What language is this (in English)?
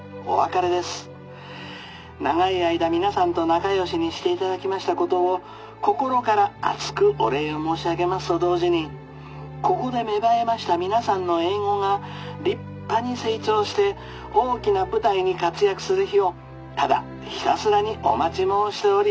Japanese